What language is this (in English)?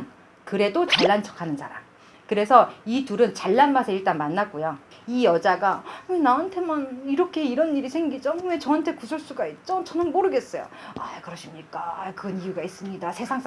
Korean